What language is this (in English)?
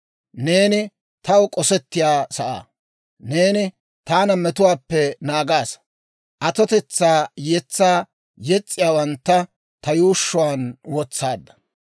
Dawro